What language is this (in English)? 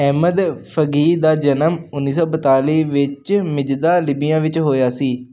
Punjabi